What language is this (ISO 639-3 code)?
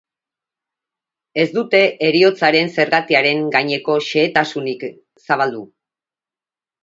eus